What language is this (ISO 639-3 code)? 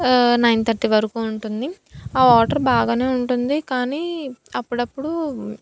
tel